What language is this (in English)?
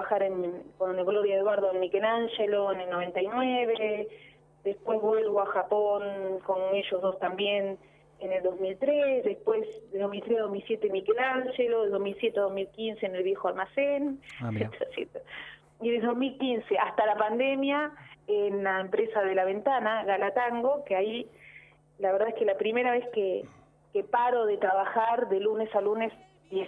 Spanish